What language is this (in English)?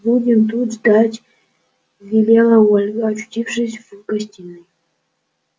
Russian